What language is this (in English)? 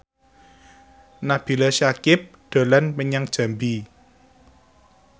Javanese